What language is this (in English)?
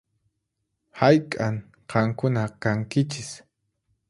Puno Quechua